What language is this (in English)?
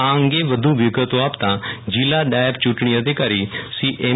Gujarati